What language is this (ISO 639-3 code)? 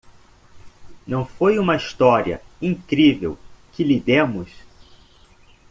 por